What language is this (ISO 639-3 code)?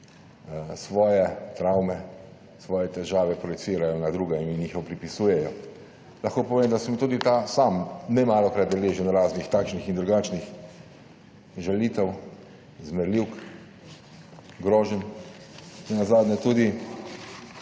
slv